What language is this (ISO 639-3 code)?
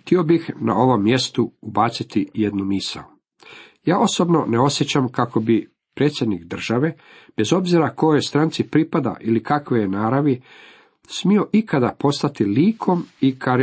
hrv